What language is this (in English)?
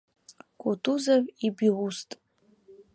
Abkhazian